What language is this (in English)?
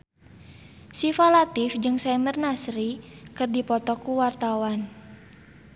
Sundanese